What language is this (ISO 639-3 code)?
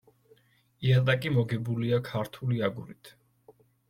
kat